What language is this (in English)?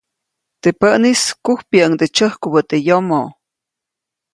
Copainalá Zoque